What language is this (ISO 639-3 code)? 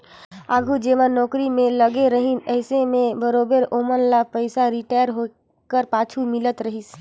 hne